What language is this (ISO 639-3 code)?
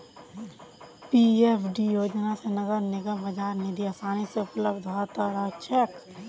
mag